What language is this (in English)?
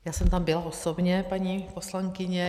Czech